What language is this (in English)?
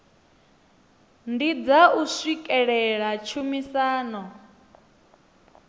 Venda